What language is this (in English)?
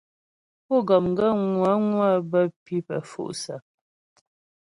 Ghomala